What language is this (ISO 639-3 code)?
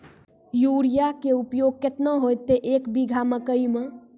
mai